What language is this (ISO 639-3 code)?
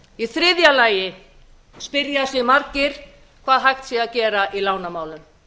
isl